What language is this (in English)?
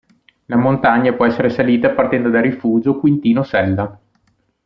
Italian